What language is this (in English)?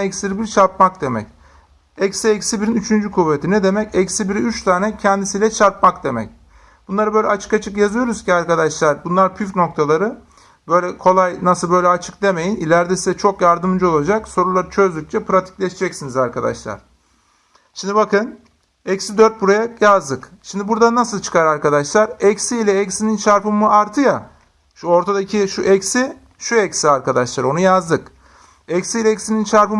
Turkish